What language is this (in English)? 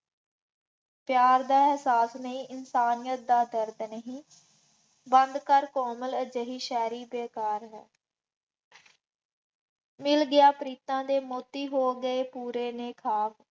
Punjabi